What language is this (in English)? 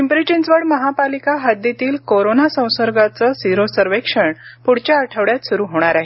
Marathi